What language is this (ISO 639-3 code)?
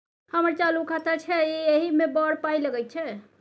mai